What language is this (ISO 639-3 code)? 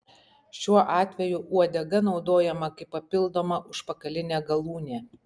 lit